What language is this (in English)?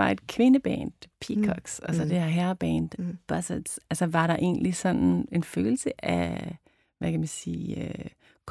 Danish